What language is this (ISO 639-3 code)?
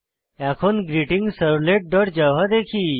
ben